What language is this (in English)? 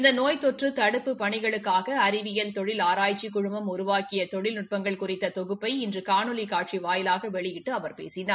Tamil